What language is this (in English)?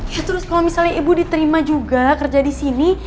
Indonesian